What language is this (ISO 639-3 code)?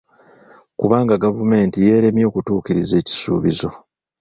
lug